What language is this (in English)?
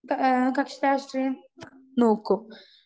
Malayalam